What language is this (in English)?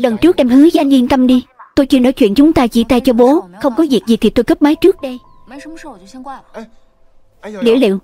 Vietnamese